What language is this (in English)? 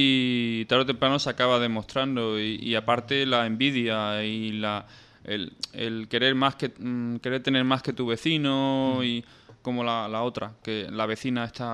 Spanish